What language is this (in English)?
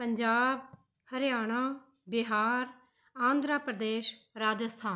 Punjabi